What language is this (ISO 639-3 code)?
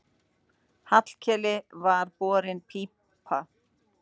isl